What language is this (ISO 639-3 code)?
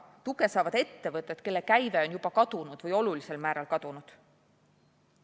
est